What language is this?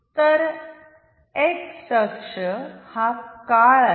Marathi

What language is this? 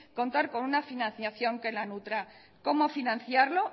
Spanish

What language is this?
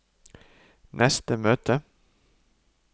Norwegian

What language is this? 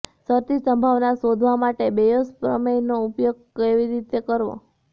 Gujarati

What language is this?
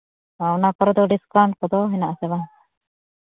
Santali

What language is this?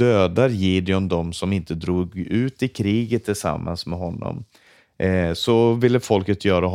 Swedish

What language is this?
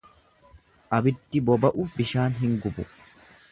Oromo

